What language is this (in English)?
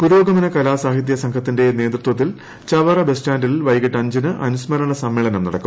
Malayalam